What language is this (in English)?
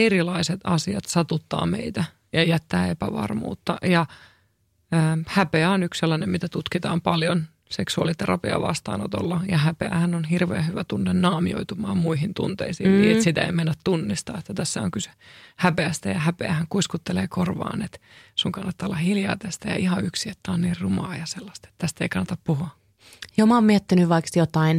Finnish